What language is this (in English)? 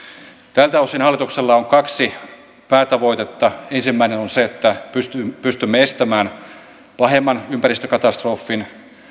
Finnish